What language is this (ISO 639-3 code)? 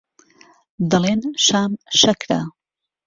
ckb